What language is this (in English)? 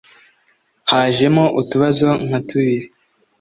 Kinyarwanda